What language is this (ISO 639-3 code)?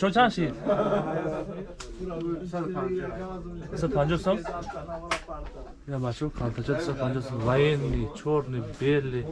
tur